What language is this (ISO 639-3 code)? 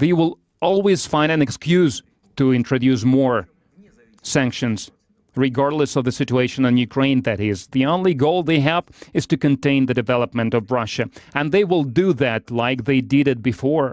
eng